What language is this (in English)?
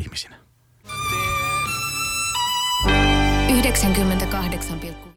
Finnish